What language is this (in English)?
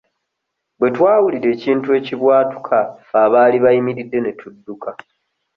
Ganda